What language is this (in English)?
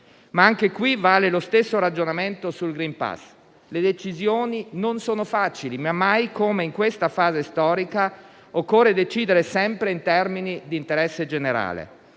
Italian